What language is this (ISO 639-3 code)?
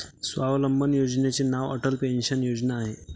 mar